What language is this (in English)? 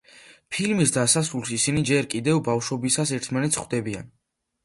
Georgian